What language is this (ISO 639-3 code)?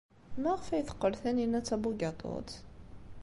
kab